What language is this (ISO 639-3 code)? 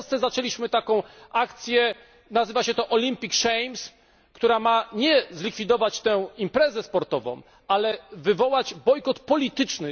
pol